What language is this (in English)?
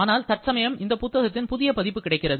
Tamil